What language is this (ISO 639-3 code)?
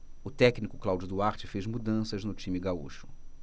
por